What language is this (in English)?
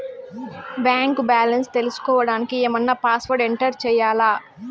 Telugu